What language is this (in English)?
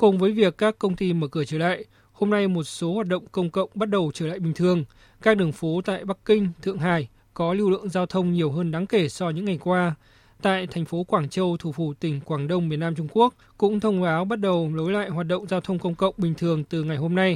Vietnamese